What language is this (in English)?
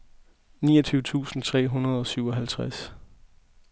Danish